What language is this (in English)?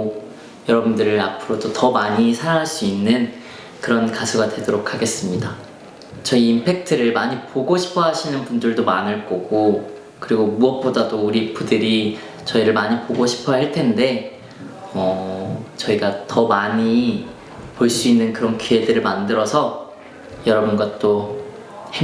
Korean